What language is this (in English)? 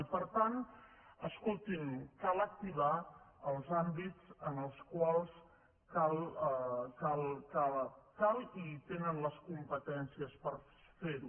Catalan